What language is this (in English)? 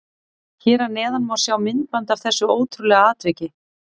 Icelandic